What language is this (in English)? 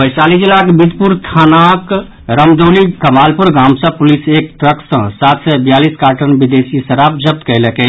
Maithili